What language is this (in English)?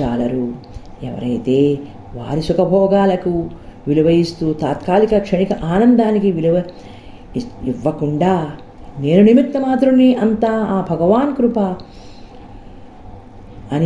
Telugu